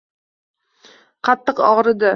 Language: Uzbek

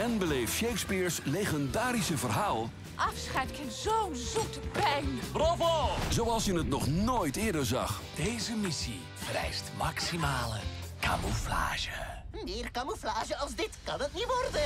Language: Dutch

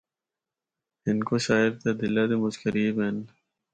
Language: Northern Hindko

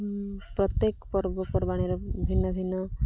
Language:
Odia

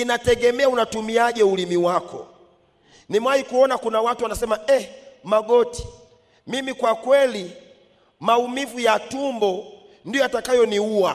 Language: Swahili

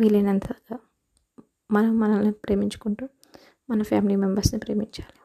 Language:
Telugu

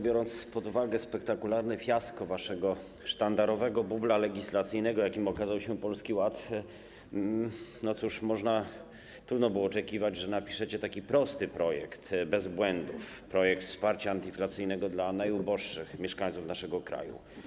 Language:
Polish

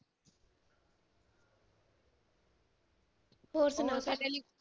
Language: Punjabi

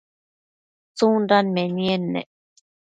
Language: Matsés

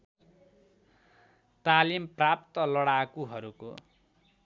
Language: Nepali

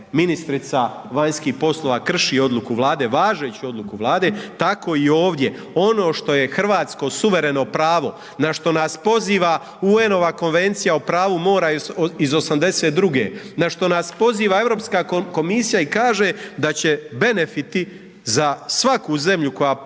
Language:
Croatian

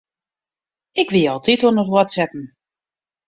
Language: Western Frisian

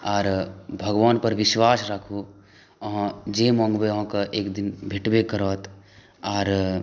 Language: Maithili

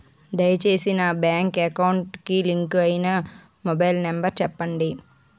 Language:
Telugu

